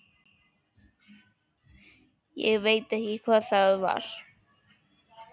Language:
Icelandic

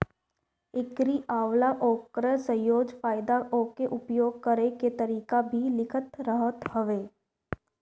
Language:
Bhojpuri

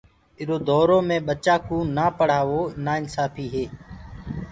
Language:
Gurgula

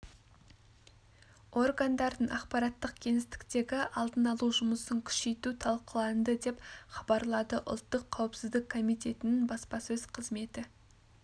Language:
Kazakh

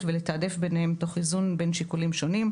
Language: Hebrew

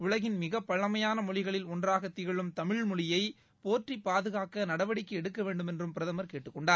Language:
Tamil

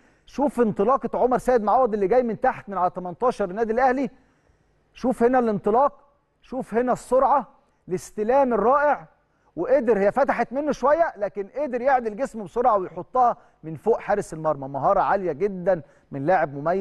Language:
Arabic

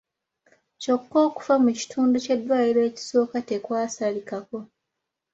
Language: Ganda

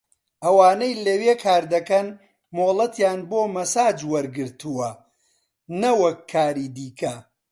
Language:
Central Kurdish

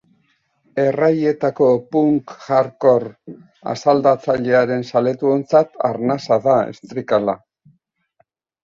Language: Basque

